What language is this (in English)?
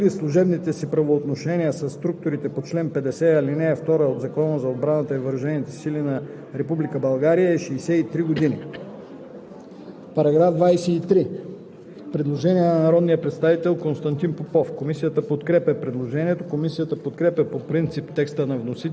Bulgarian